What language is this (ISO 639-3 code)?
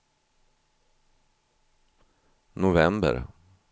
swe